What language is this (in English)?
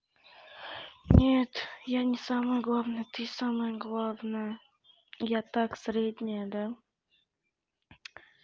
Russian